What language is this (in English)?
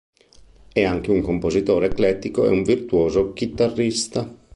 Italian